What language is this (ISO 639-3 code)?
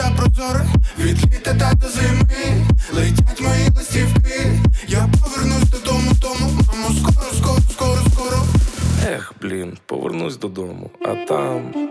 ukr